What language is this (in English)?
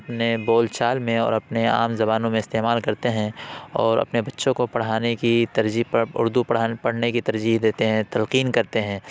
Urdu